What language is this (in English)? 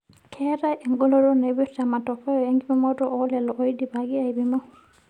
Masai